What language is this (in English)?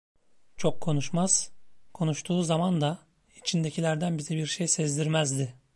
Turkish